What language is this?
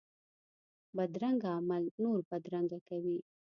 Pashto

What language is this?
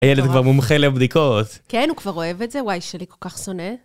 Hebrew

